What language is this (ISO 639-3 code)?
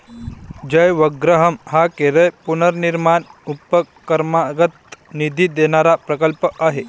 mar